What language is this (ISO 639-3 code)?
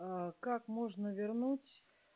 rus